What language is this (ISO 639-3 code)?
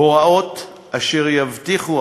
heb